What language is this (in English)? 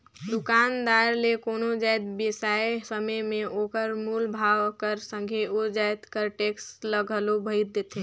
Chhattisgarhi